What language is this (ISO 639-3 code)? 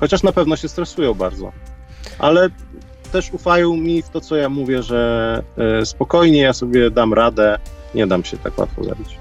pol